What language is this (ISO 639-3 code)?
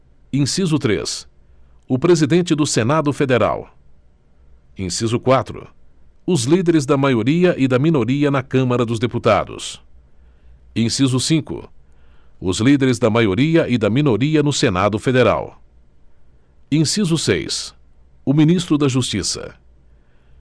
por